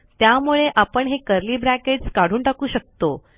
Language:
Marathi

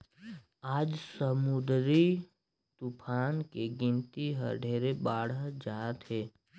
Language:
Chhattisgarhi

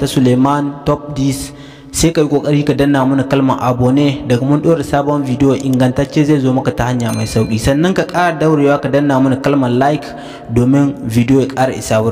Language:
Indonesian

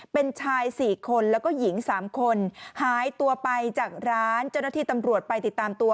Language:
Thai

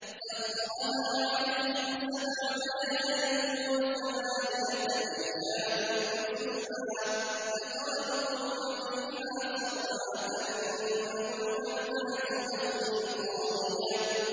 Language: Arabic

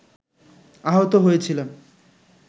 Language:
Bangla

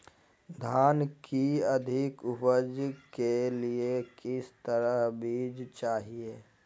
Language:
Magahi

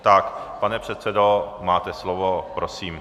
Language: Czech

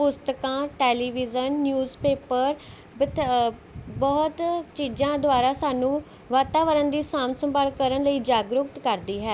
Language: Punjabi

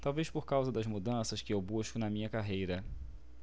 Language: Portuguese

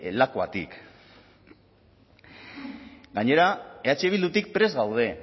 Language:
Basque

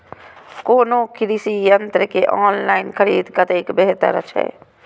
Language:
Maithili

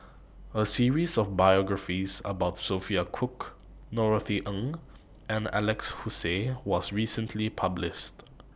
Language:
English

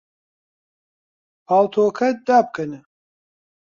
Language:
Central Kurdish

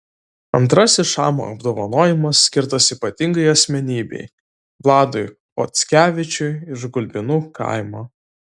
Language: Lithuanian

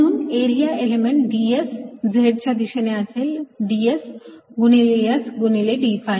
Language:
Marathi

